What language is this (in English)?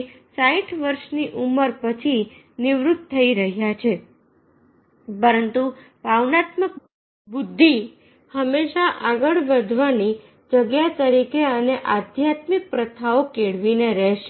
Gujarati